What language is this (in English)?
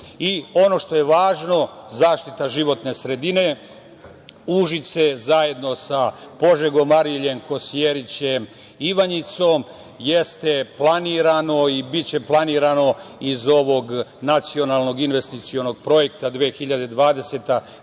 Serbian